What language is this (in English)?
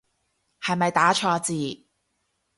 Cantonese